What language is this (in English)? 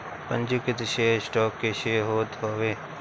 Bhojpuri